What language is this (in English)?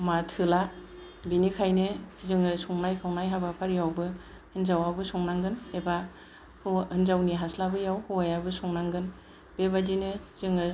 Bodo